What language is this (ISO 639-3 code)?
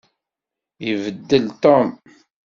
kab